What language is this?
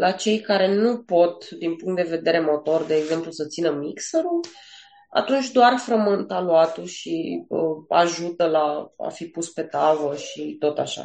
Romanian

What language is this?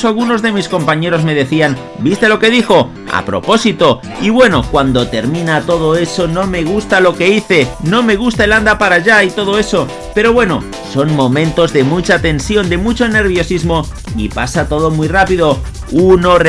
Spanish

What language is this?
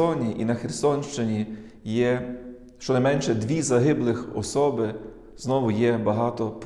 Ukrainian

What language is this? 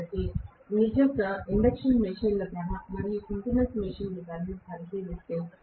Telugu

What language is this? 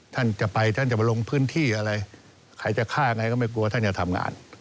Thai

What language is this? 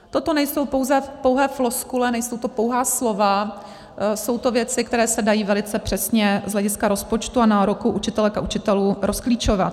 Czech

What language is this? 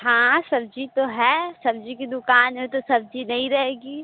Hindi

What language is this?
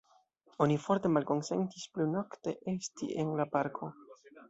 Esperanto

